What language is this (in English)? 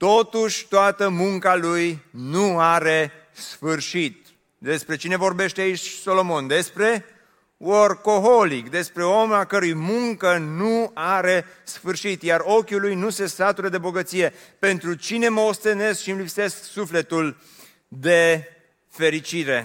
Romanian